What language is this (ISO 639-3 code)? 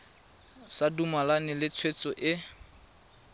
tsn